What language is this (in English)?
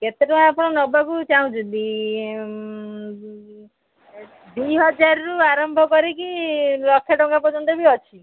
Odia